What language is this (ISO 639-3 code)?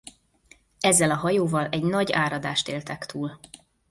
hun